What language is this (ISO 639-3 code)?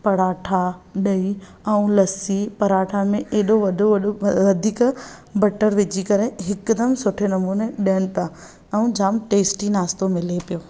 snd